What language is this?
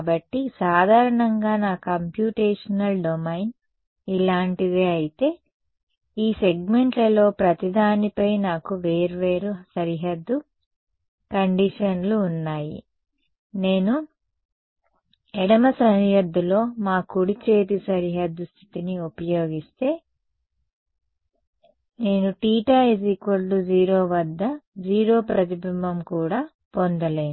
Telugu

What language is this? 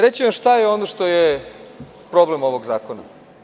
Serbian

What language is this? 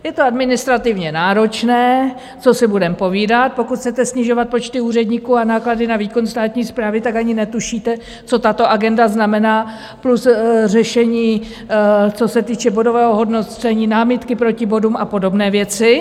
Czech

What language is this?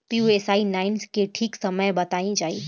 Bhojpuri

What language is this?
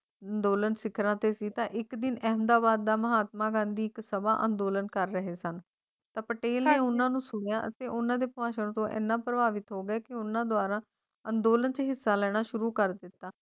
Punjabi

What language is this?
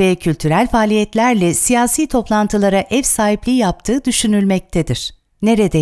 Turkish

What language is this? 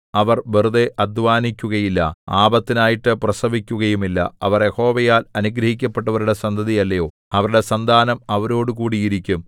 Malayalam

